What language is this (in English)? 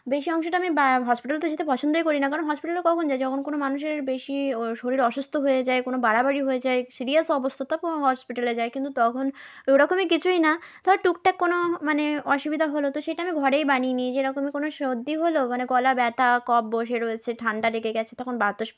Bangla